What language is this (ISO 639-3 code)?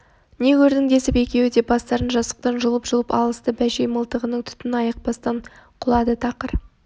kaz